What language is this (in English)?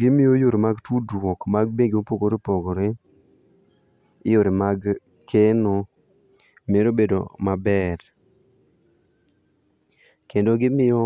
Luo (Kenya and Tanzania)